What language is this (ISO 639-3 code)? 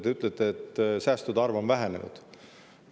est